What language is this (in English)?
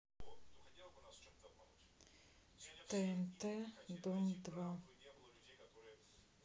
Russian